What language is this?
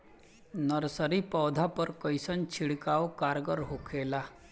Bhojpuri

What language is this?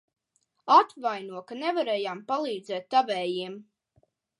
Latvian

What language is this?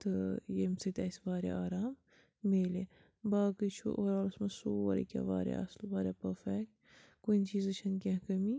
Kashmiri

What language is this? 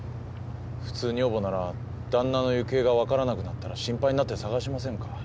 Japanese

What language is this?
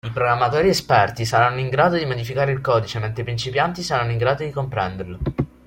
Italian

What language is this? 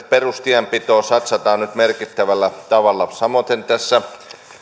Finnish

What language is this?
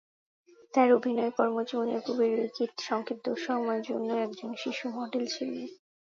Bangla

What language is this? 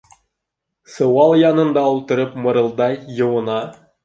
Bashkir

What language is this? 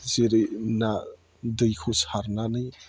Bodo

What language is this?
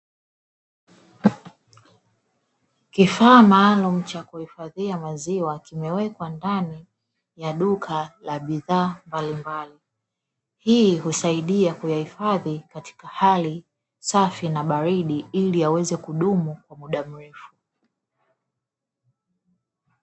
Swahili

